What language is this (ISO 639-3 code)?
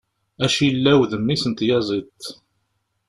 kab